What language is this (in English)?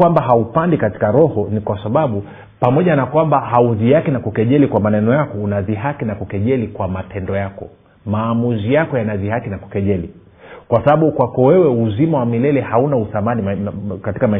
Swahili